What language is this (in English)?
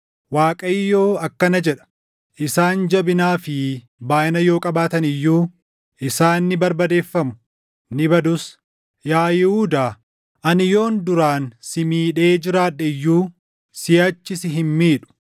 Oromo